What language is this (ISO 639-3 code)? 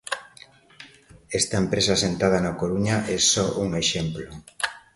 glg